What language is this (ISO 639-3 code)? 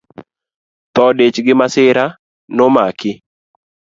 luo